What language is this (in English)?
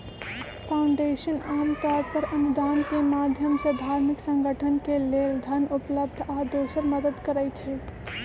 Magahi